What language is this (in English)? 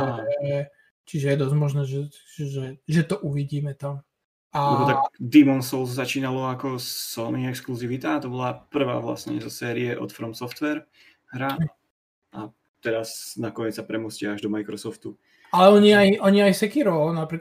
Slovak